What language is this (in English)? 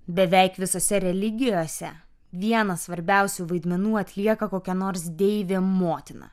Lithuanian